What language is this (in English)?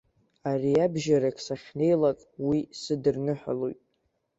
Abkhazian